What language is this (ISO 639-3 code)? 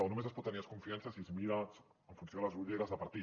cat